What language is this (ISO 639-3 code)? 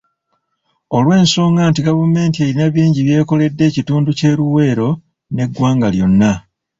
lug